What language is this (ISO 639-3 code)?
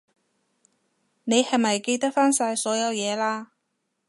yue